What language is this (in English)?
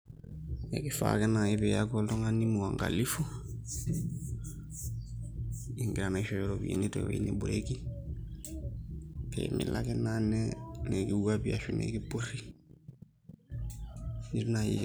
Masai